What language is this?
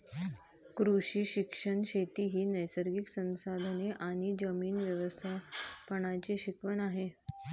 Marathi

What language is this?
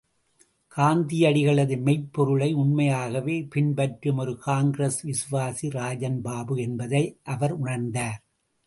Tamil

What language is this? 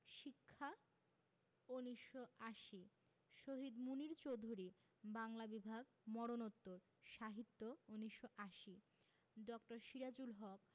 Bangla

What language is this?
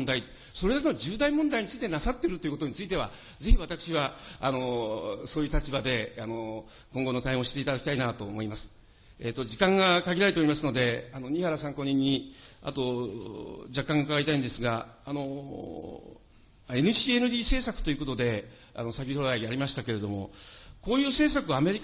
Japanese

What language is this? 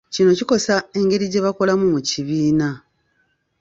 Ganda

